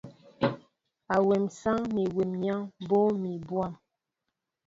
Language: Mbo (Cameroon)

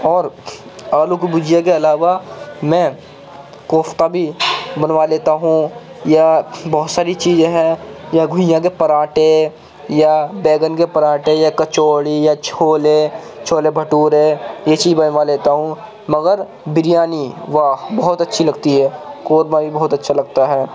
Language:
Urdu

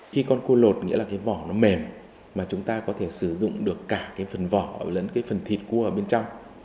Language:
Vietnamese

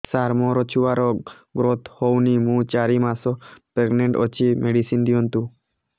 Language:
Odia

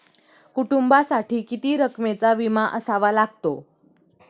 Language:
Marathi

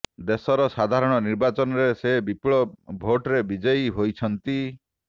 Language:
Odia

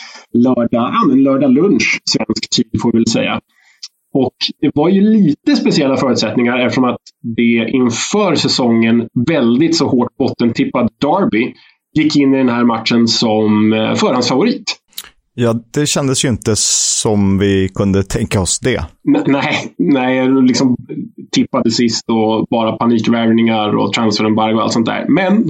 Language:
Swedish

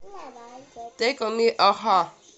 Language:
Russian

